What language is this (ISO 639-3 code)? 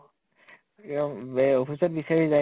asm